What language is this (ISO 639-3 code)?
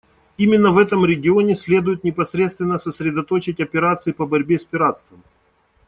rus